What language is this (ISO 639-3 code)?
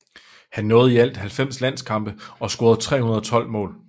dan